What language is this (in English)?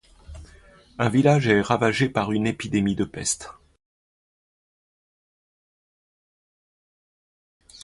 French